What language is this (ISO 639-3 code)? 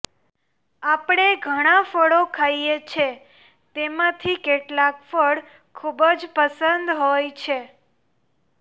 guj